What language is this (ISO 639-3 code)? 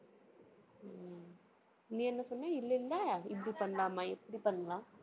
tam